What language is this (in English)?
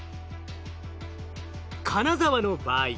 Japanese